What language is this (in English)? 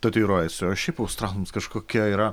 Lithuanian